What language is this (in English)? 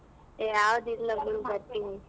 Kannada